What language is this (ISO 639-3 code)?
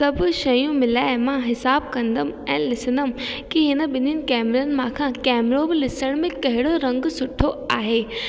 snd